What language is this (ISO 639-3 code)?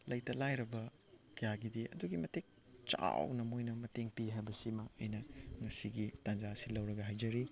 mni